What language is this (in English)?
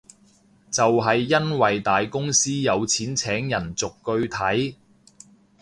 Cantonese